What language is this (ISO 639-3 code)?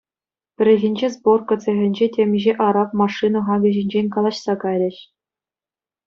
chv